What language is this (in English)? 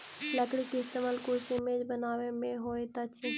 Maithili